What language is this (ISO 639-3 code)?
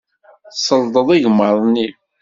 kab